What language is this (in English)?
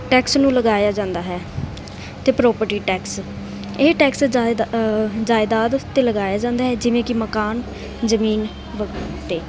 Punjabi